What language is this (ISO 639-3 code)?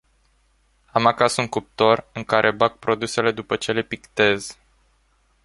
ron